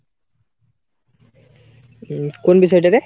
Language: Bangla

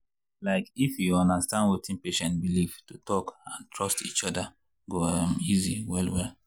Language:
Nigerian Pidgin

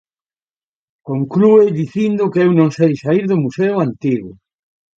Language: Galician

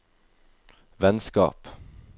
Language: Norwegian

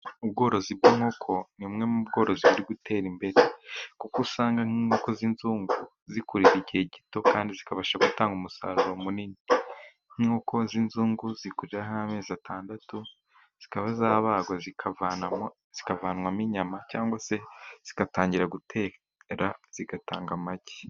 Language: Kinyarwanda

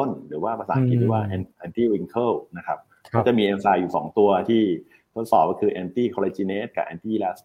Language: Thai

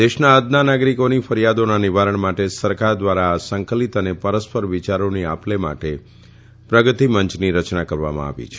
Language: Gujarati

